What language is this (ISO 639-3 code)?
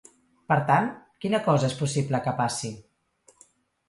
cat